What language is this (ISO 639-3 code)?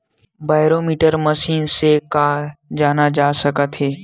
hne